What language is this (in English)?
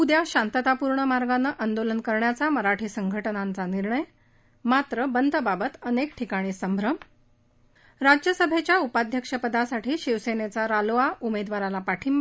Marathi